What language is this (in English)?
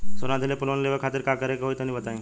Bhojpuri